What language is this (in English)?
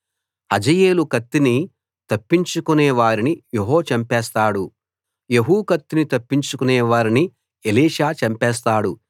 Telugu